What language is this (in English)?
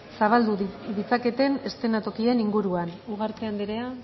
Basque